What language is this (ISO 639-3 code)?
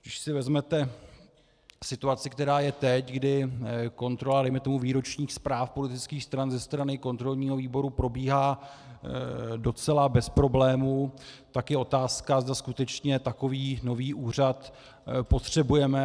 ces